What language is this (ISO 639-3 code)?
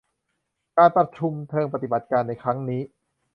tha